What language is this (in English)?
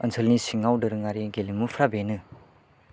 Bodo